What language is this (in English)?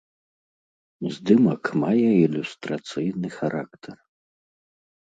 Belarusian